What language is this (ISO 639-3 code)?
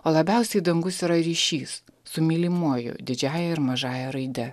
lit